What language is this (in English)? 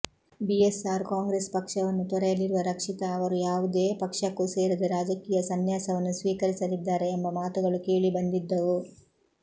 Kannada